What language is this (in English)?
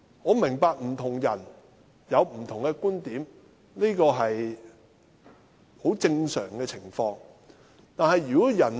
Cantonese